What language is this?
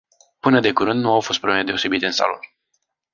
Romanian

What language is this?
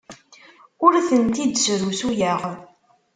Kabyle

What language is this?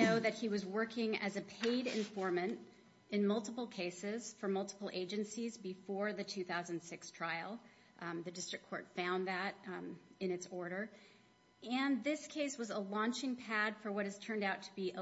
English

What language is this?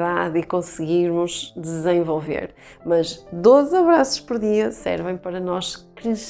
Portuguese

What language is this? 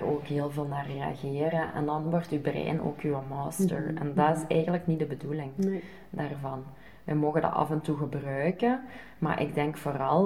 Dutch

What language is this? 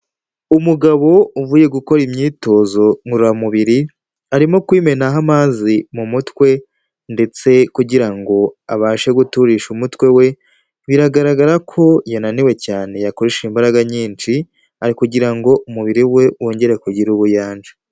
Kinyarwanda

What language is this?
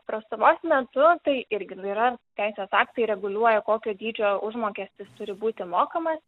Lithuanian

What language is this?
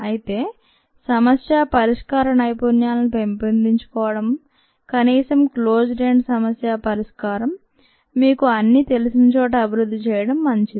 Telugu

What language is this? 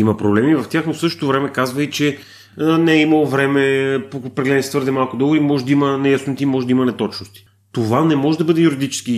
Bulgarian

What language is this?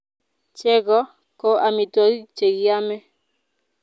Kalenjin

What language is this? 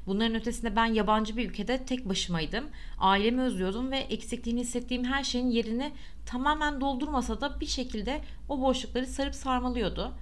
Turkish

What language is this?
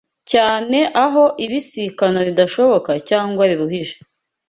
Kinyarwanda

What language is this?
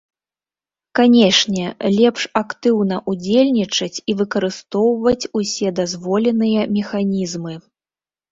Belarusian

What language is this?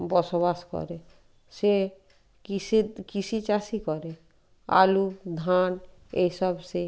Bangla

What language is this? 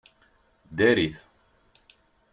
Kabyle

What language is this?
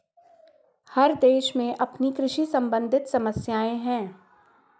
Hindi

